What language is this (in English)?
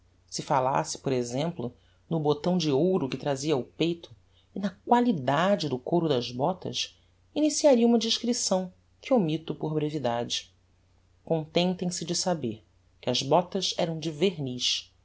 Portuguese